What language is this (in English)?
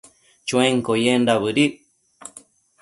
Matsés